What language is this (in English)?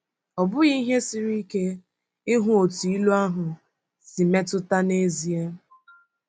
Igbo